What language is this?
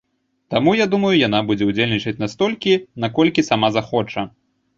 Belarusian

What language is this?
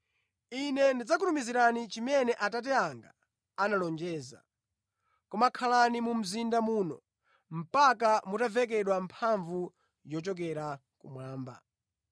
Nyanja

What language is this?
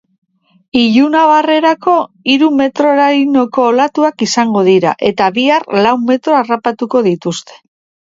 Basque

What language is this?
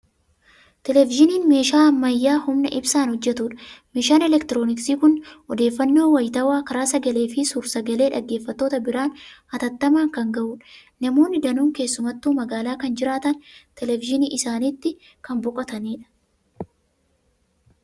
Oromo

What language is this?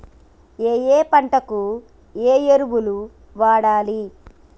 Telugu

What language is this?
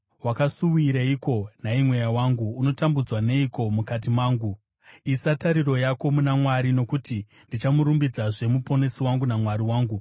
Shona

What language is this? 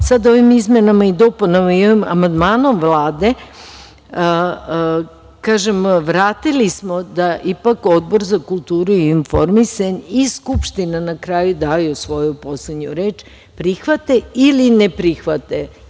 Serbian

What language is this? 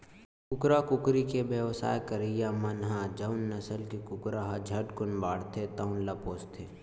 Chhattisgarhi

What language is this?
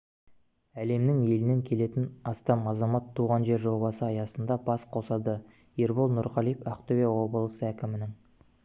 Kazakh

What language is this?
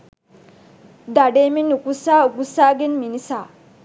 Sinhala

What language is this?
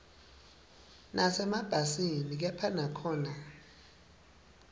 Swati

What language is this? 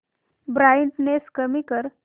Marathi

